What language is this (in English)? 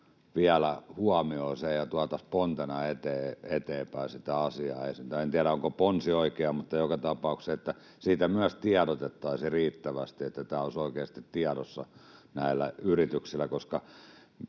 Finnish